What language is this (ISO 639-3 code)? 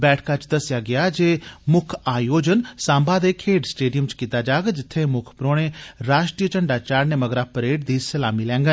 doi